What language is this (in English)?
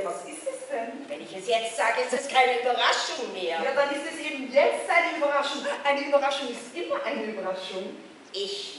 German